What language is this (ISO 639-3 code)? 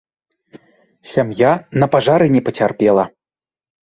bel